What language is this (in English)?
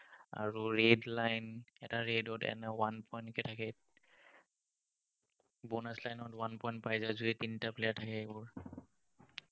Assamese